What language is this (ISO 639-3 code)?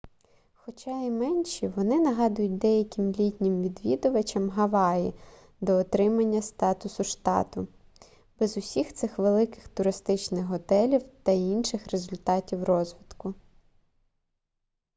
ukr